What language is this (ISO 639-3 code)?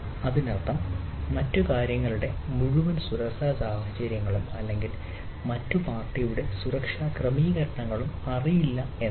mal